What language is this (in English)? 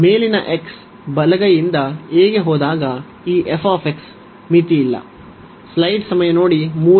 Kannada